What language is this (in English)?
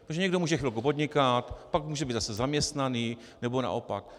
Czech